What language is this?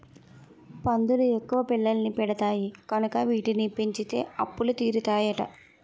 Telugu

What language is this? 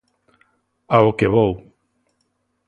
Galician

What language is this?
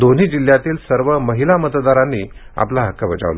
Marathi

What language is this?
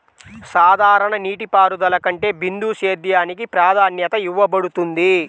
Telugu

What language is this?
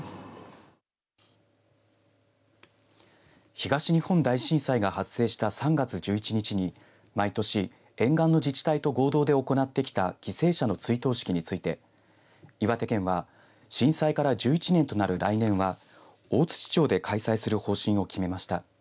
Japanese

